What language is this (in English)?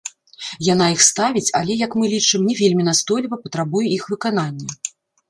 Belarusian